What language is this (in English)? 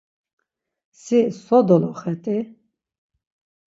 Laz